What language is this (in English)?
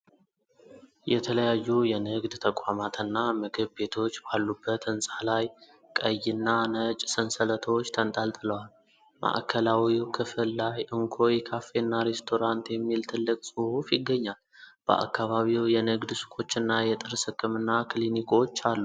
Amharic